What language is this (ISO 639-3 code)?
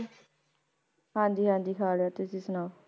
pan